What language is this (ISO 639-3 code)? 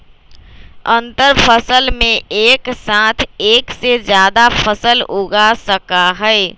mag